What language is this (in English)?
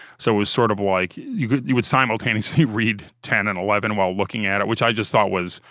English